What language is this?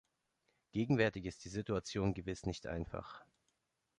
German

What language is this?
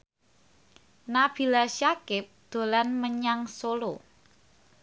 Javanese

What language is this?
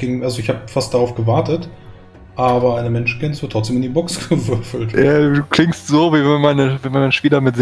German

